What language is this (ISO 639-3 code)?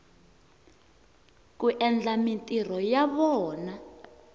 tso